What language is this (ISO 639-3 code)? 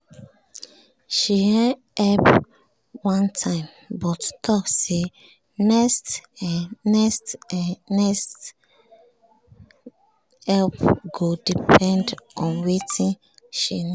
pcm